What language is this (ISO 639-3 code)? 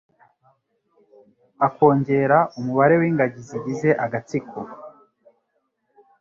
kin